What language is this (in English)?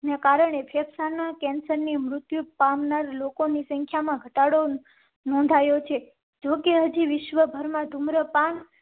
Gujarati